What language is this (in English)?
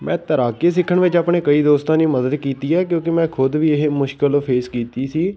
Punjabi